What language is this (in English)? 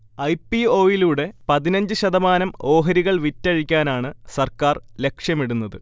Malayalam